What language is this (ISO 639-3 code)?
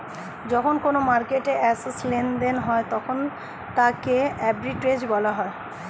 ben